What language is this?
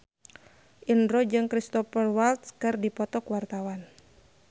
Sundanese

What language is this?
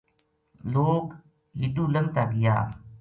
Gujari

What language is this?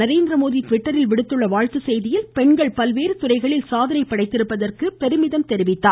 Tamil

